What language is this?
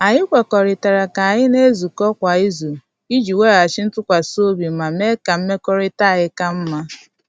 Igbo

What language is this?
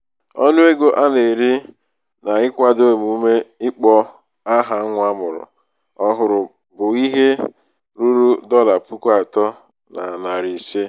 Igbo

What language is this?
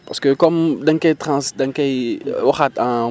Wolof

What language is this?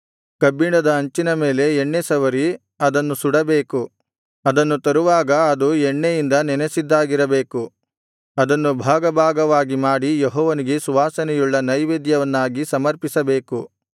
Kannada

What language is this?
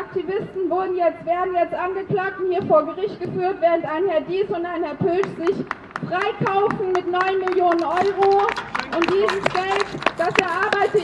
German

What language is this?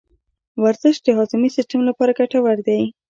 Pashto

